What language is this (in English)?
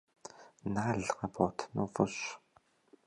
Kabardian